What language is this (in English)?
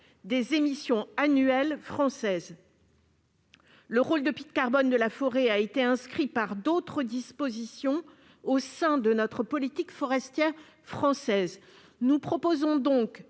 French